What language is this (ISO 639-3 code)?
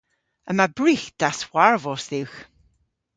cor